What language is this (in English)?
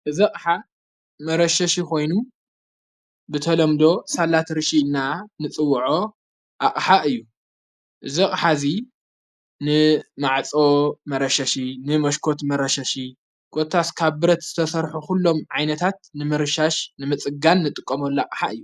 Tigrinya